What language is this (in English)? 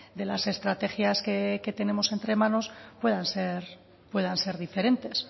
Spanish